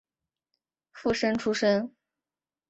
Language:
Chinese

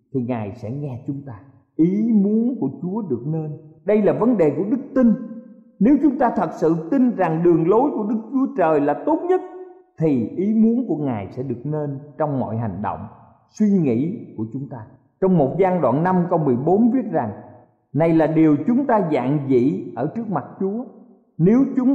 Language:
Vietnamese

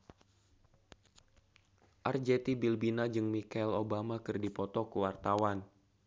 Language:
Sundanese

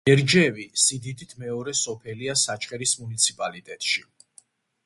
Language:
Georgian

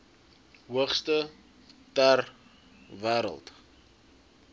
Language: Afrikaans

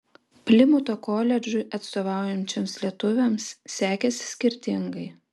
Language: Lithuanian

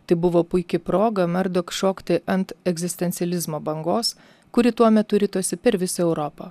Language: Lithuanian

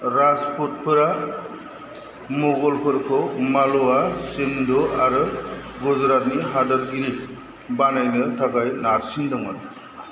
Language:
Bodo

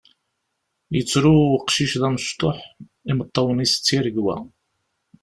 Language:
Kabyle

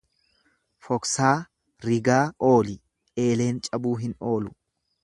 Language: Oromo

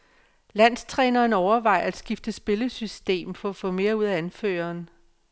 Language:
Danish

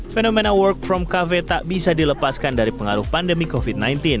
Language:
Indonesian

